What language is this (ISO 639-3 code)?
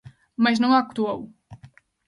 glg